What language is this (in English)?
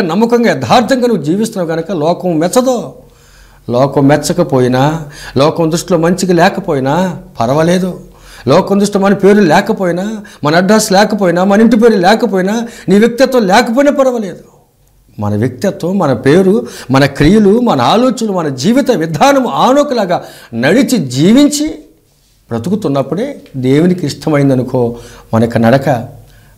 Hindi